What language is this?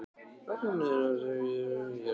Icelandic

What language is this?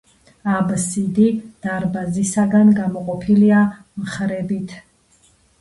Georgian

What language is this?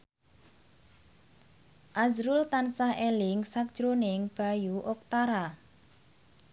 Javanese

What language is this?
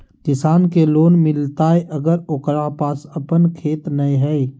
Magahi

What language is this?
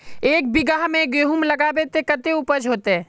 Magahi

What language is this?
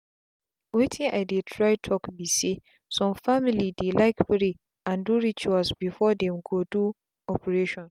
Nigerian Pidgin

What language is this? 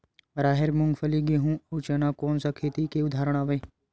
Chhattisgarhi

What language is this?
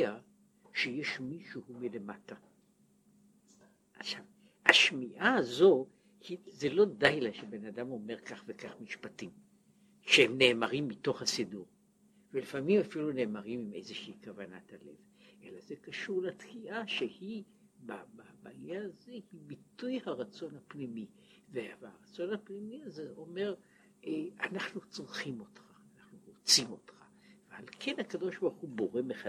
Hebrew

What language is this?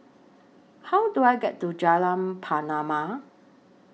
English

